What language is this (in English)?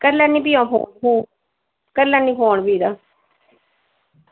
Dogri